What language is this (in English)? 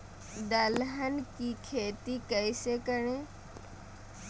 Magahi